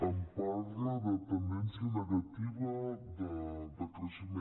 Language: Catalan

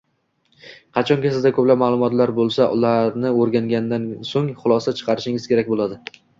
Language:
Uzbek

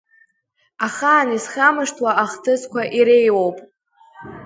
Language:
Abkhazian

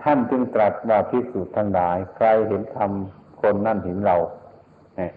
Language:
Thai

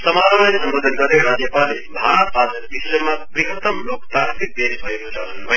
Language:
Nepali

